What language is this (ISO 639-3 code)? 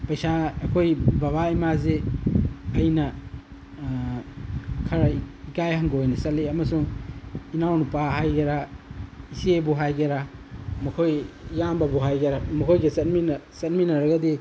mni